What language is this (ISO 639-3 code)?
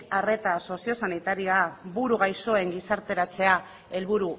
eus